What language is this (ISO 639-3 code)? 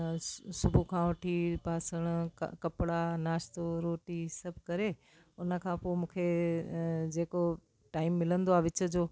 snd